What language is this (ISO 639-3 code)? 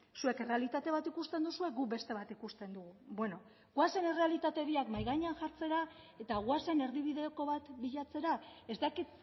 eus